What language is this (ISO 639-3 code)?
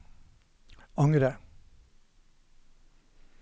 nor